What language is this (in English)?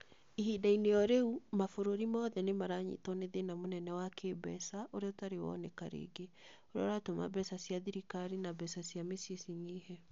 Kikuyu